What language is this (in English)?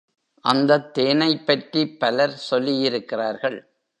Tamil